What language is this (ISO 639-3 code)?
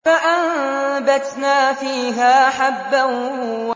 ara